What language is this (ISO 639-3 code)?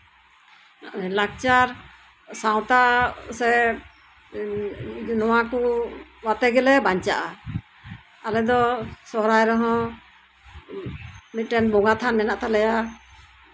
sat